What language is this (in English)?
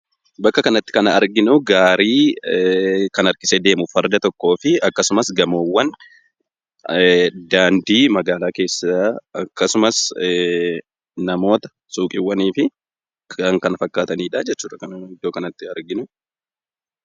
Oromo